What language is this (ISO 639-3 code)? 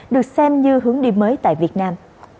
vie